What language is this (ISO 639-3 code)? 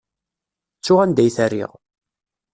kab